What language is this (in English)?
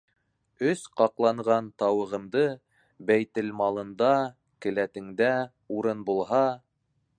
Bashkir